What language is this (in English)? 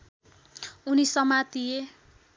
Nepali